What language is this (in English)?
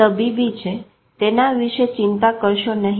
Gujarati